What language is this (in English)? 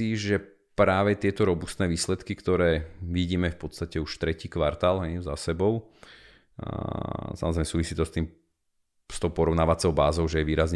Slovak